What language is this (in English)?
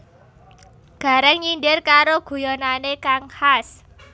Javanese